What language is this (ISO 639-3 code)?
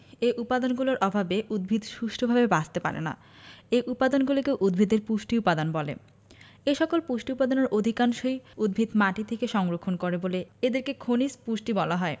ben